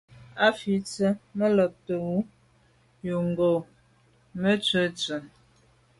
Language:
Medumba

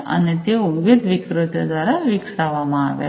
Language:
Gujarati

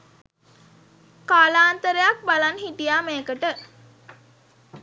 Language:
Sinhala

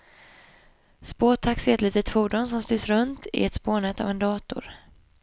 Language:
Swedish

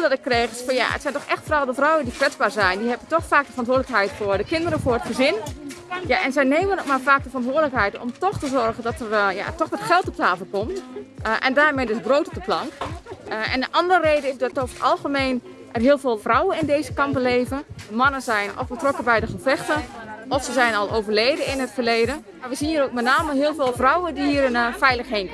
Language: Dutch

